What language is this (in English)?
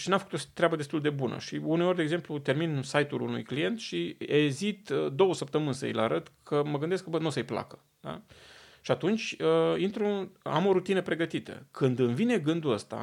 Romanian